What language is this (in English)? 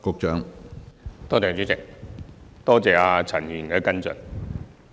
Cantonese